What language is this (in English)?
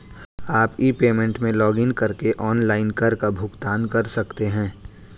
Hindi